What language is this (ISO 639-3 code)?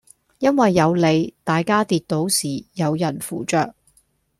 yue